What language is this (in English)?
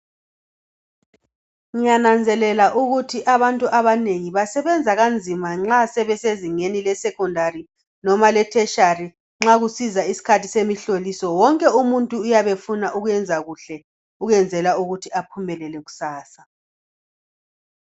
North Ndebele